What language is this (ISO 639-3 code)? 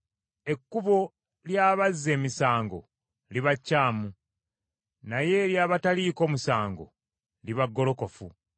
lug